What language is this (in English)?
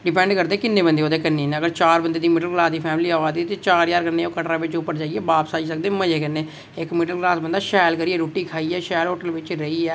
Dogri